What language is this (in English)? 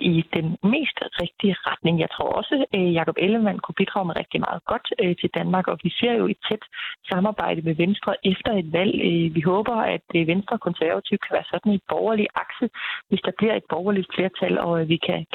Danish